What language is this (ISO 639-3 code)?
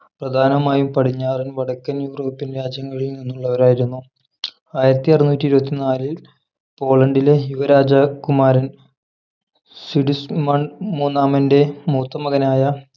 mal